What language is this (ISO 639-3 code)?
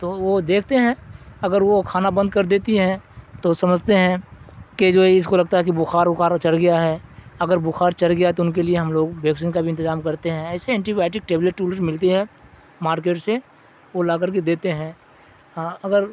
urd